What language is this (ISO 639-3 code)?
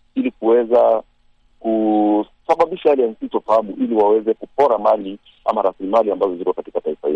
swa